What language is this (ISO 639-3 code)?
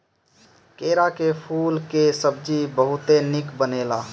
bho